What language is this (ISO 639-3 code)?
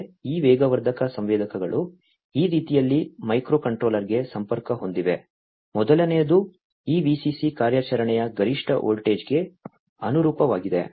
kan